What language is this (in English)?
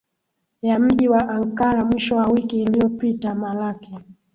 Swahili